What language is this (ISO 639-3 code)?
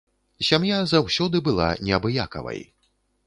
bel